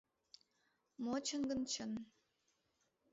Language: Mari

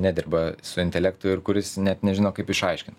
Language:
Lithuanian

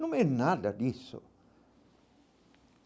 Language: Portuguese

